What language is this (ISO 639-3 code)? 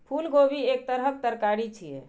mai